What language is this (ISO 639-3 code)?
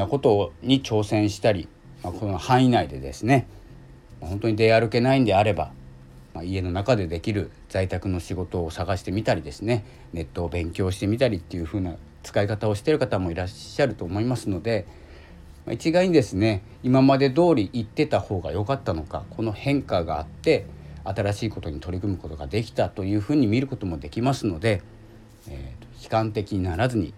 jpn